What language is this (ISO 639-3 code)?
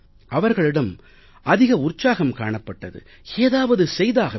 tam